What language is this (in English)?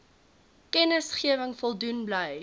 Afrikaans